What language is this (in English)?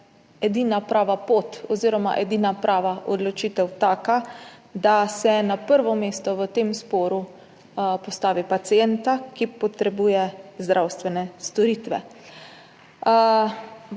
Slovenian